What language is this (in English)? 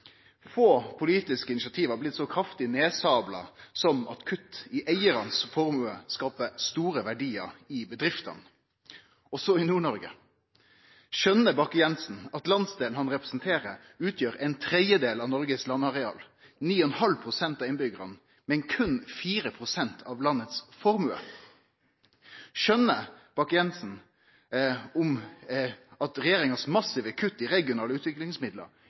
Norwegian Nynorsk